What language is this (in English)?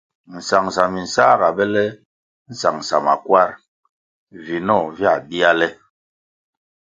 Kwasio